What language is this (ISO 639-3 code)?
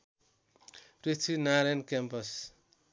nep